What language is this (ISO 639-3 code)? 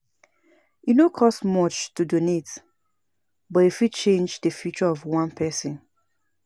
pcm